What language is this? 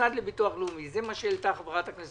Hebrew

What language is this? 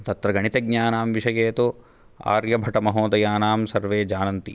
Sanskrit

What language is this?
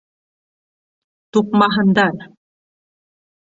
Bashkir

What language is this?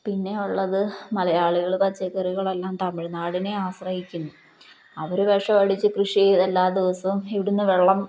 Malayalam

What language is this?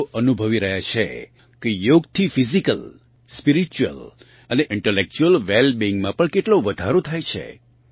Gujarati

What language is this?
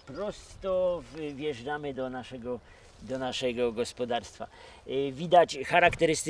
Polish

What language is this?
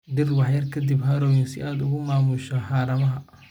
Somali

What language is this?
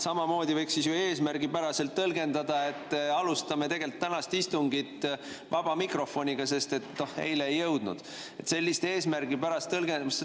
Estonian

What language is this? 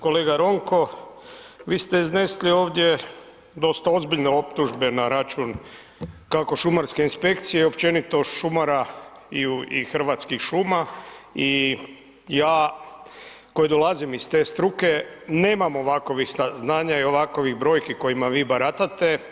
Croatian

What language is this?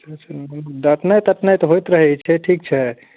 Maithili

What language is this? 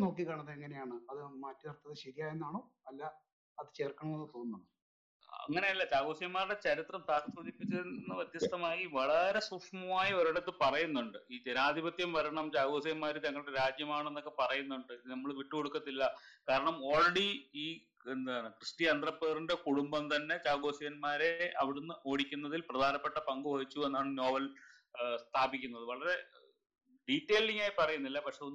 Malayalam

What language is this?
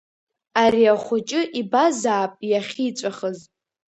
Abkhazian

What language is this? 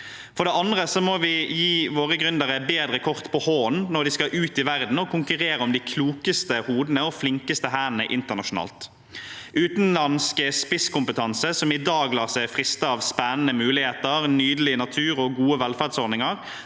Norwegian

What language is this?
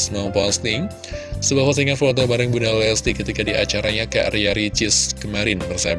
Indonesian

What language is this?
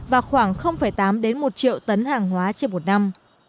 Vietnamese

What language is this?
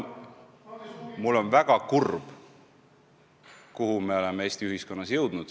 Estonian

